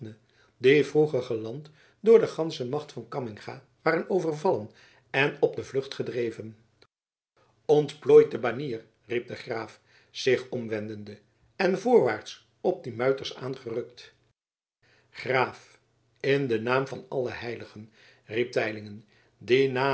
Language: Dutch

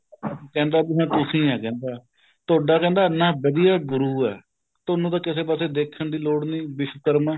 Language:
Punjabi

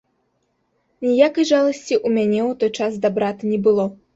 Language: Belarusian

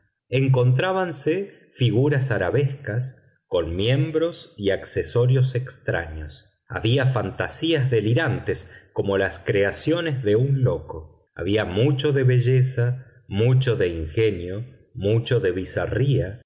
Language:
Spanish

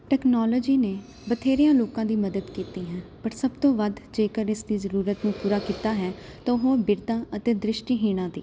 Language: Punjabi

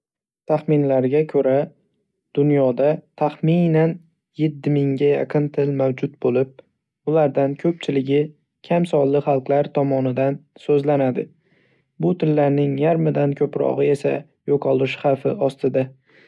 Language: Uzbek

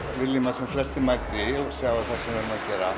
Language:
Icelandic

